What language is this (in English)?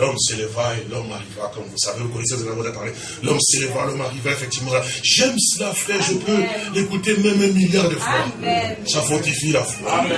French